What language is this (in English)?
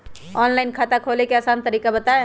Magahi